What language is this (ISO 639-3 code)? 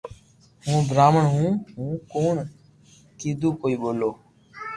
lrk